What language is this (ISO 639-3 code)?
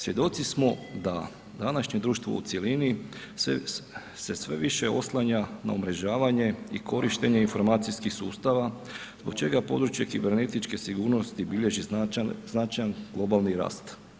hrv